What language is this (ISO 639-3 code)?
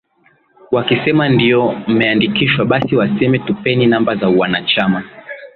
swa